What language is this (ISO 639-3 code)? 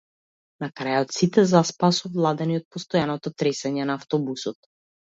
mkd